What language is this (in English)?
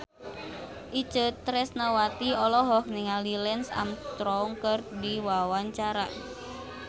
Sundanese